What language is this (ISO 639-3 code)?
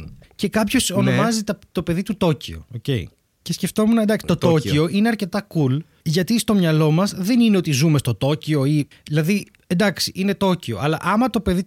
ell